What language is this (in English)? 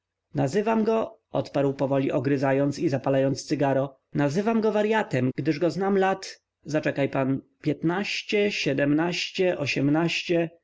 Polish